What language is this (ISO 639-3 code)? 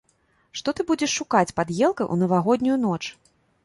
bel